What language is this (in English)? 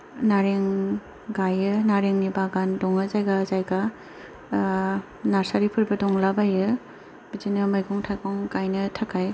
Bodo